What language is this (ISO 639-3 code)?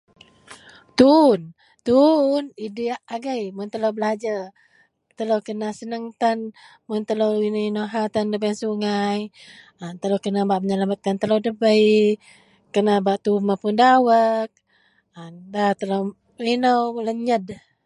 mel